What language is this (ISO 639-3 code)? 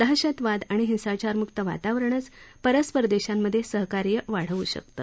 mar